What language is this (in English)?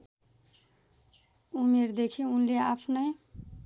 Nepali